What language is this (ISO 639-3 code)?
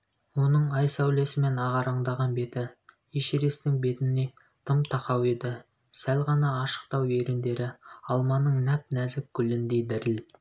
kaz